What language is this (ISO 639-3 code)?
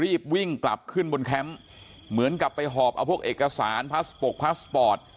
tha